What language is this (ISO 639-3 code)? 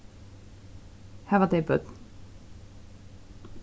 fao